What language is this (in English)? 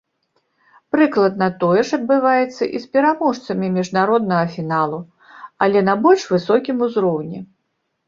Belarusian